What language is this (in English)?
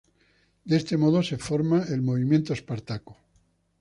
Spanish